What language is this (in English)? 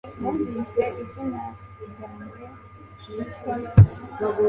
Kinyarwanda